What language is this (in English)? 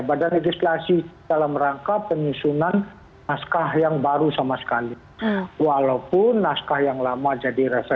Indonesian